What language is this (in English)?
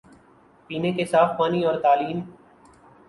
Urdu